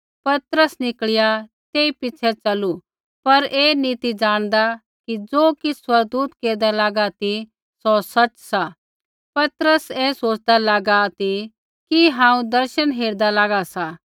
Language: Kullu Pahari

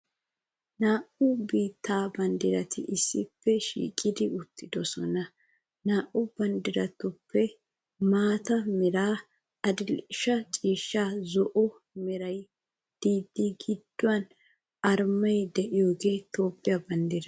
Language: Wolaytta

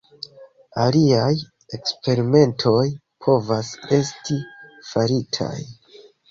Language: Esperanto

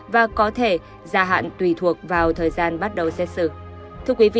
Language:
Vietnamese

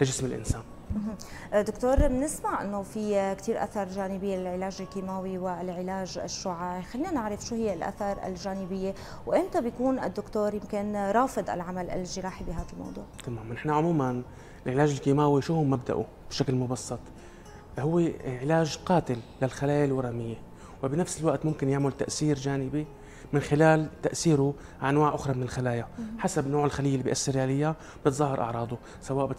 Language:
Arabic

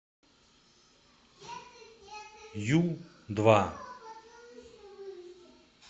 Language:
Russian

